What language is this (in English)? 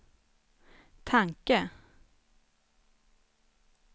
Swedish